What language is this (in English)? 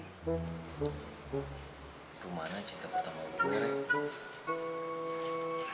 Indonesian